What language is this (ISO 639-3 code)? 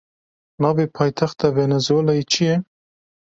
kur